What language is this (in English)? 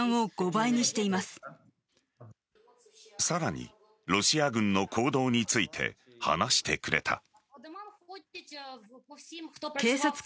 Japanese